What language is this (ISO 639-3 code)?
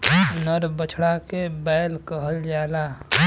bho